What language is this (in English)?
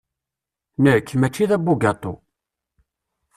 Kabyle